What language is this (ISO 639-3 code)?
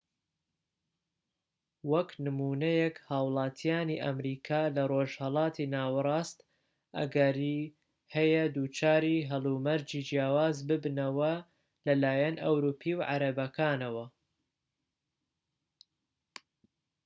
ckb